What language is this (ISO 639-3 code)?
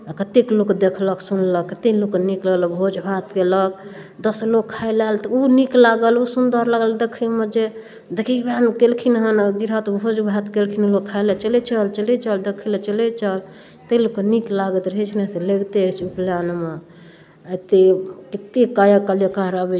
mai